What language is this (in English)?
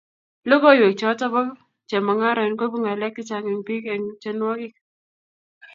Kalenjin